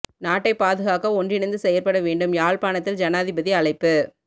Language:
Tamil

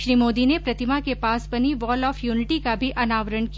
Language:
Hindi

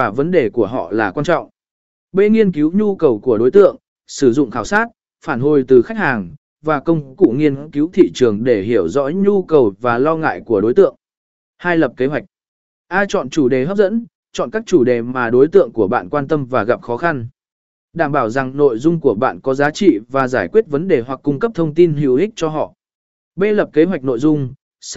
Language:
Vietnamese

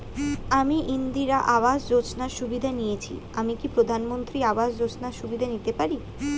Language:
Bangla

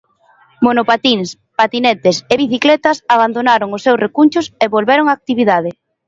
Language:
Galician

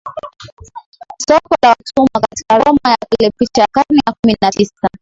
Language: Swahili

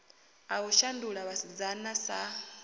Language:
Venda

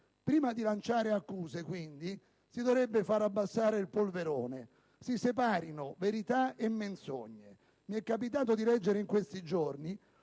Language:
Italian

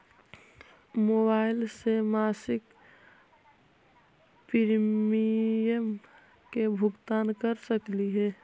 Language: Magahi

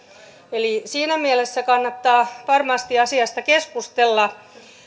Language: Finnish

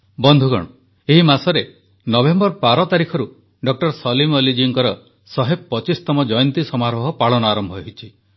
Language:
Odia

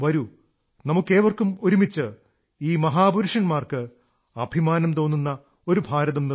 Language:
Malayalam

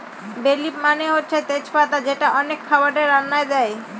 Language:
Bangla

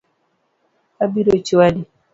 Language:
Luo (Kenya and Tanzania)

